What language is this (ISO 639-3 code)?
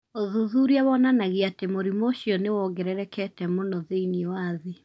kik